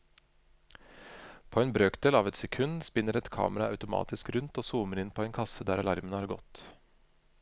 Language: Norwegian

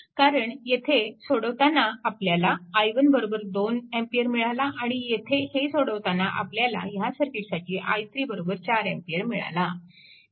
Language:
Marathi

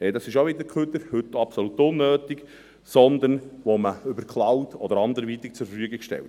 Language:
Swiss German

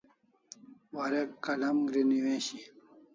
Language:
Kalasha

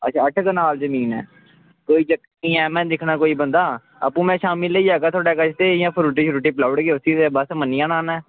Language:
Dogri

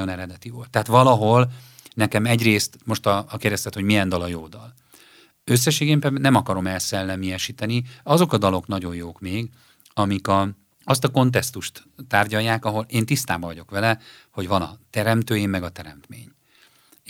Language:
Hungarian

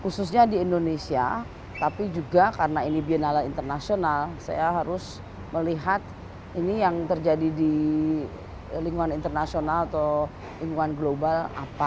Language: Indonesian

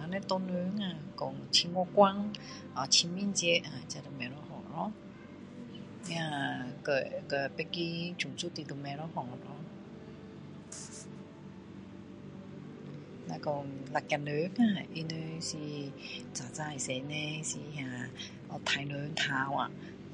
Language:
Min Dong Chinese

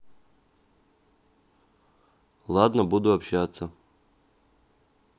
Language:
Russian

